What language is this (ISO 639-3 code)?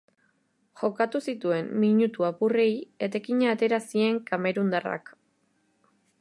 eus